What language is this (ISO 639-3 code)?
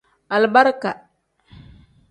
kdh